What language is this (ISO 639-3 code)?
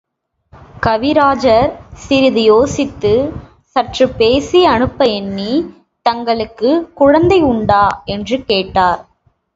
tam